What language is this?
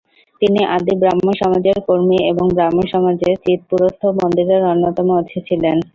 Bangla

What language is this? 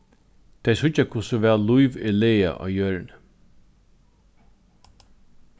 Faroese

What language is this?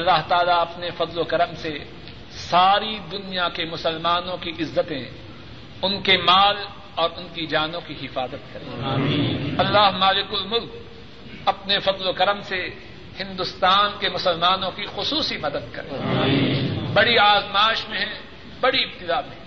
Urdu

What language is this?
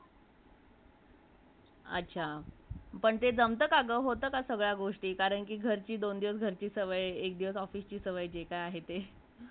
Marathi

